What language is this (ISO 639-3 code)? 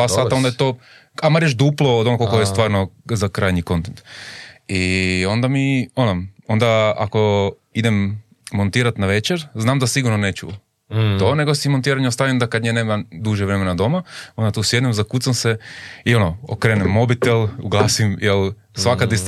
hrv